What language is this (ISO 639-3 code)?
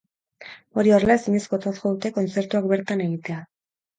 eus